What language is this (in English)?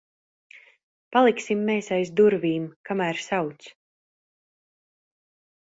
Latvian